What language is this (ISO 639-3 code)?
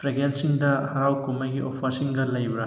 mni